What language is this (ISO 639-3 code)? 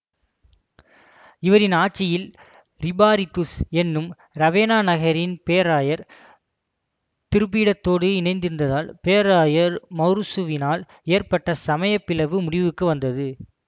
tam